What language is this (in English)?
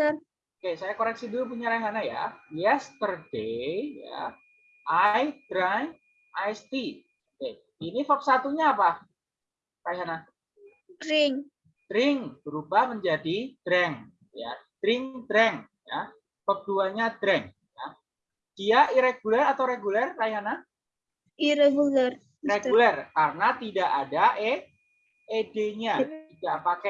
Indonesian